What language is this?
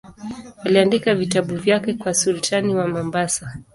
Swahili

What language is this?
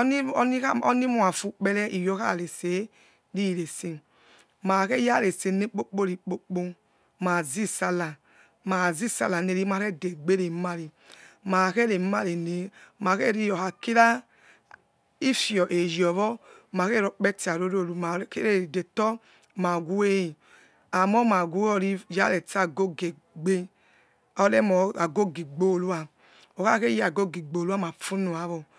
Yekhee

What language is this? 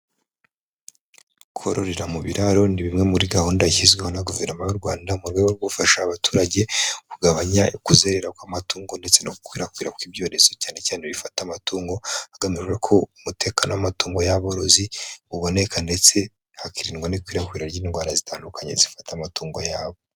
Kinyarwanda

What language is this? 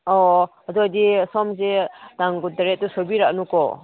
Manipuri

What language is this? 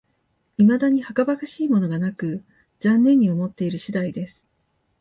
Japanese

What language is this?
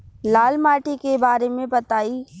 Bhojpuri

